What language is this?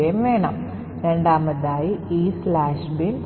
Malayalam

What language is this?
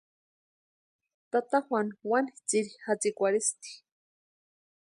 Western Highland Purepecha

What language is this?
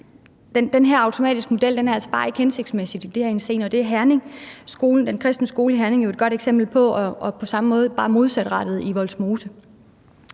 Danish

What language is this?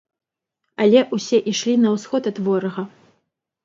Belarusian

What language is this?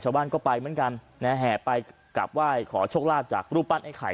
Thai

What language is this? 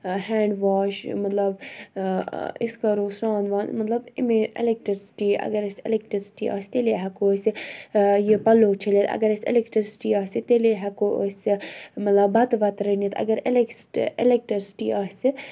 Kashmiri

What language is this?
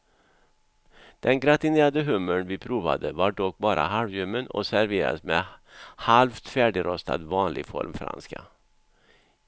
Swedish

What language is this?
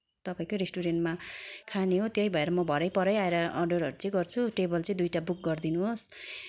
Nepali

